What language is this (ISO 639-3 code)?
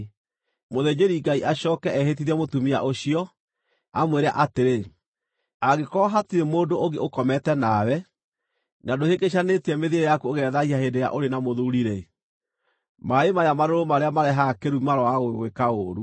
kik